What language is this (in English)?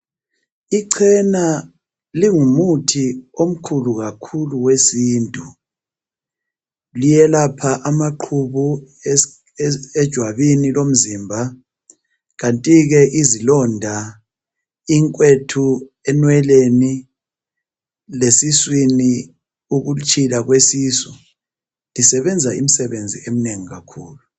North Ndebele